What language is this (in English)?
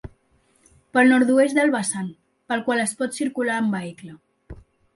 Catalan